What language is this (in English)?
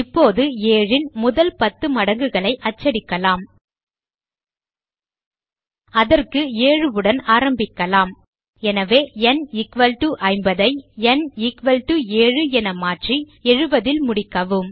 Tamil